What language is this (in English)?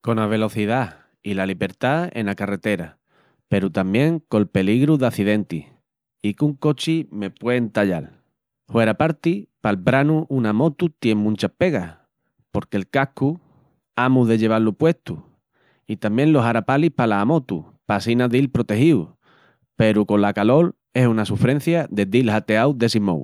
Extremaduran